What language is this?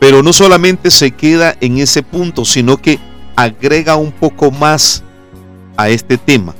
Spanish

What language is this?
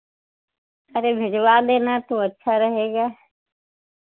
Hindi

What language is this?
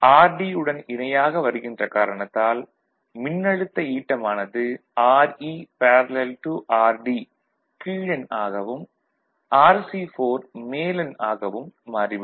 Tamil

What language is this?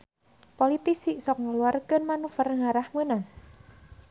Sundanese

